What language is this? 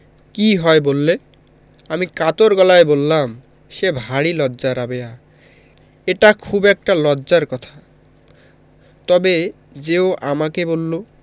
Bangla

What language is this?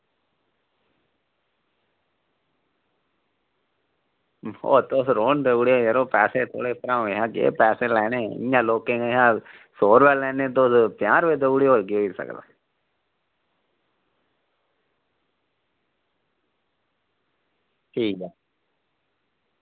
Dogri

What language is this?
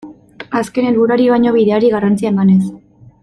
Basque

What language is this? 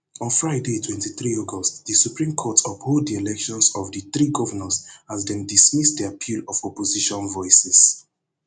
Nigerian Pidgin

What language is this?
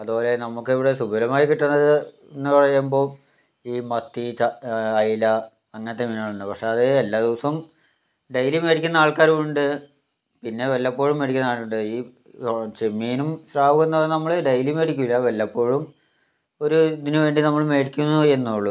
Malayalam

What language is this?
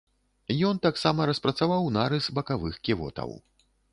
Belarusian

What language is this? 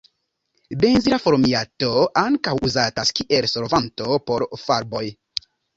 Esperanto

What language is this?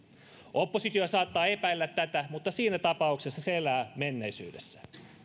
Finnish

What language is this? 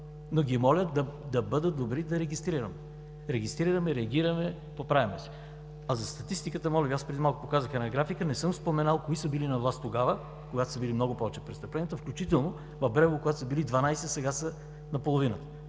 Bulgarian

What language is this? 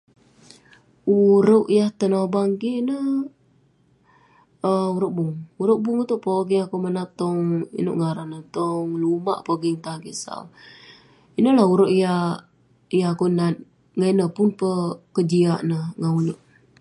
Western Penan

